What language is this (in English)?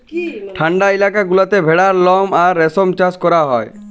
Bangla